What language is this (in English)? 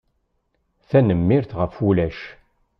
Kabyle